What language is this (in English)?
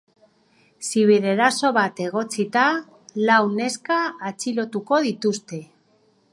Basque